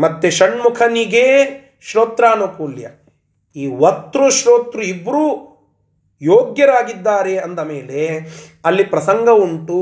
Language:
Kannada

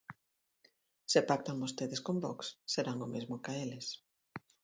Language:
Galician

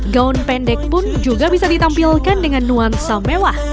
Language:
Indonesian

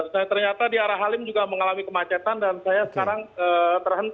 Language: Indonesian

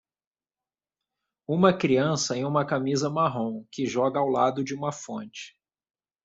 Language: Portuguese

